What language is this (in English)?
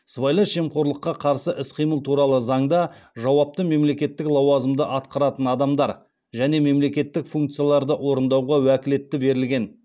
Kazakh